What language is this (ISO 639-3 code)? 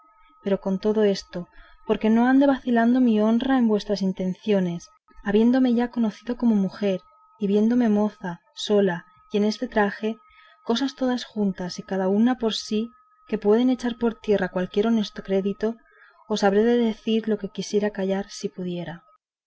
spa